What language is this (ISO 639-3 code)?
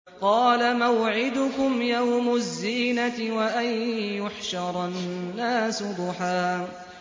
ara